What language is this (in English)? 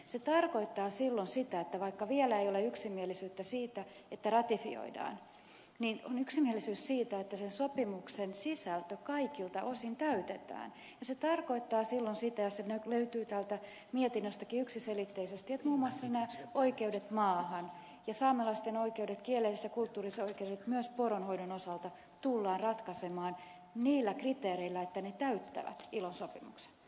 Finnish